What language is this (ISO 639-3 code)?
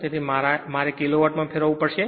guj